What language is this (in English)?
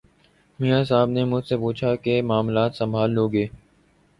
Urdu